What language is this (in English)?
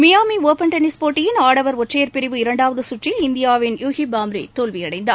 Tamil